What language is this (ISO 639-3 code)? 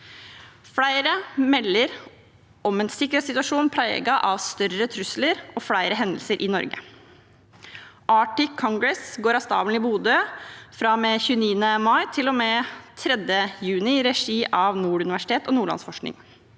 nor